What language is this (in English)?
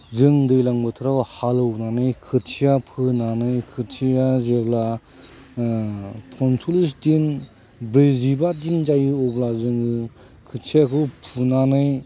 Bodo